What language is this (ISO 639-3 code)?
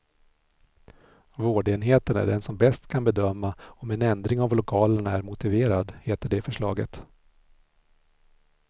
swe